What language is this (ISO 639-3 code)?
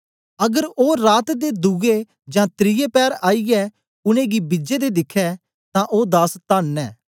doi